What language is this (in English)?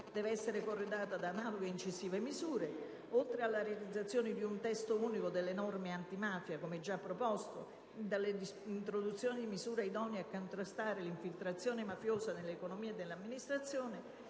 Italian